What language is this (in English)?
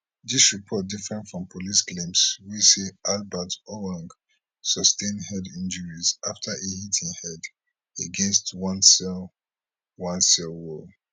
Nigerian Pidgin